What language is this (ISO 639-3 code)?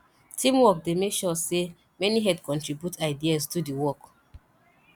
pcm